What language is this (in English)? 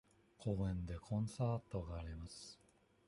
Japanese